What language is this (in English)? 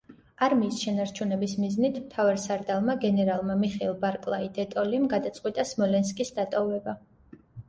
Georgian